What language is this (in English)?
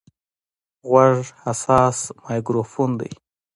Pashto